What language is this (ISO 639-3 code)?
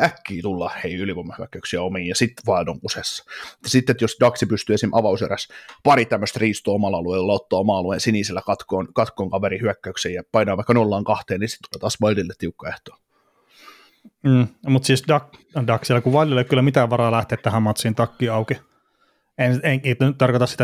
fin